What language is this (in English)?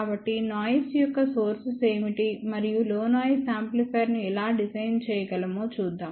Telugu